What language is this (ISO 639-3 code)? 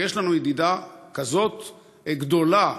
heb